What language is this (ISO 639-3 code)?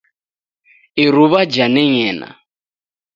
dav